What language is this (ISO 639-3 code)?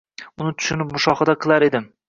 uzb